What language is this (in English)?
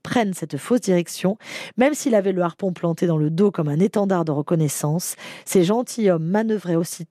French